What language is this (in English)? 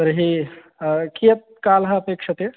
Sanskrit